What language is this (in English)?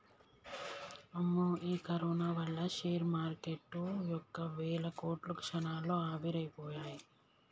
Telugu